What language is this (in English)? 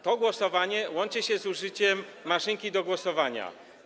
Polish